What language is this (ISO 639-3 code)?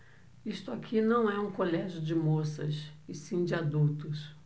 por